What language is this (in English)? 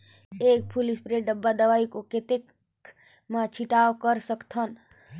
Chhattisgarhi